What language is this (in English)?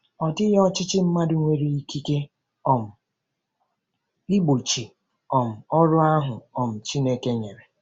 Igbo